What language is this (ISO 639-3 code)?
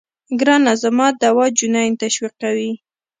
pus